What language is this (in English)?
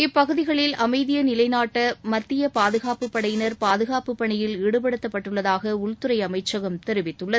Tamil